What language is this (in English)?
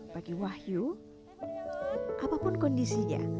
Indonesian